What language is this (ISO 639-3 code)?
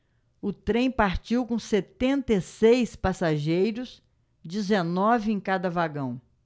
por